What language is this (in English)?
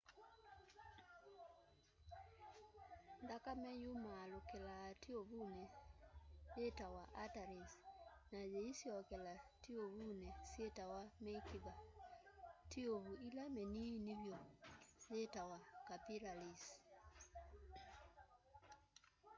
Kamba